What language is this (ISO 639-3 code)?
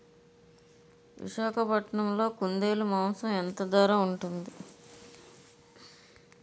tel